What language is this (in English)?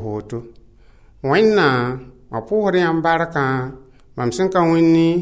French